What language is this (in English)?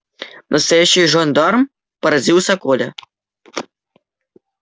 Russian